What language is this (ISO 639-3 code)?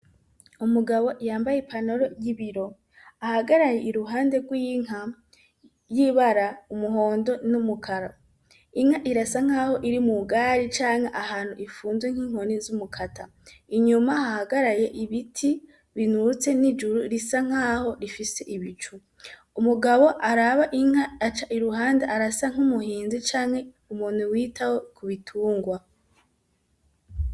run